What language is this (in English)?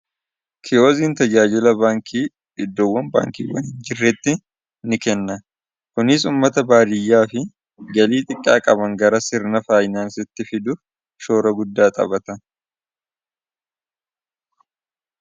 Oromo